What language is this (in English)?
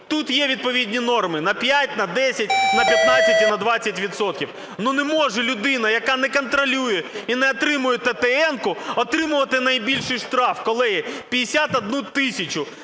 Ukrainian